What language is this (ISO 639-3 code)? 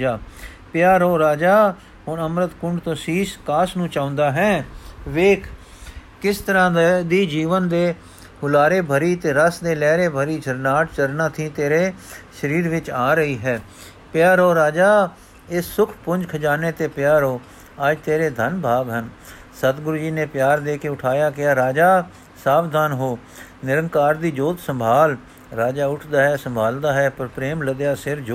pan